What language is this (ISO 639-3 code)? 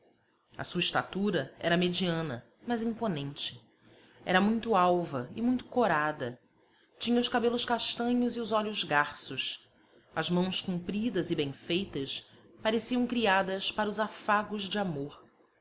por